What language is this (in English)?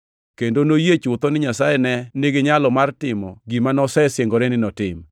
Luo (Kenya and Tanzania)